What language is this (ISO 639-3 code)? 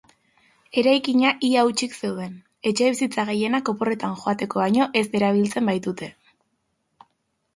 eus